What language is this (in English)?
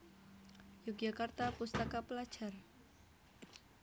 Javanese